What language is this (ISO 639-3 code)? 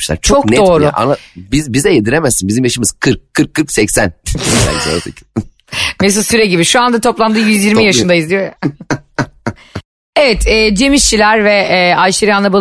tur